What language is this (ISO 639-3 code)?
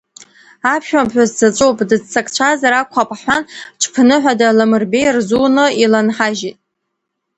abk